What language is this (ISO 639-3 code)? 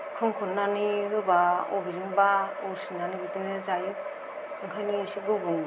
brx